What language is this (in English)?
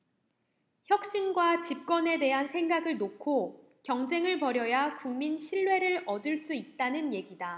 Korean